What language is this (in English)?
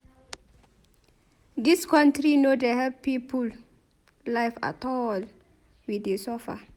Nigerian Pidgin